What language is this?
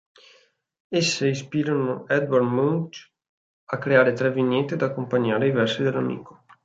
Italian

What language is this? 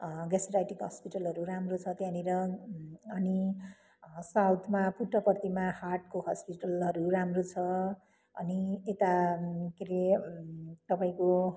Nepali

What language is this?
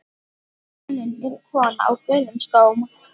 Icelandic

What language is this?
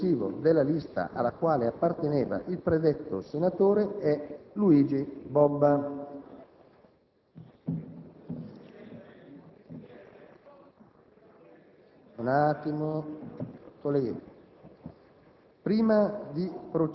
Italian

